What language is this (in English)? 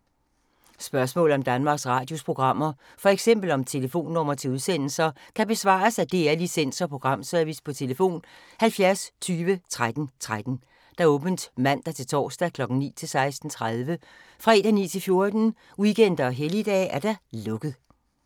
Danish